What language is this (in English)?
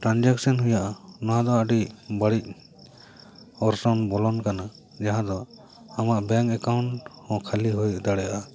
Santali